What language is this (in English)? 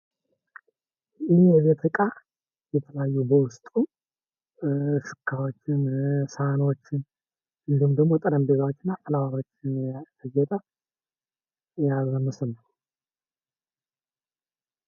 Amharic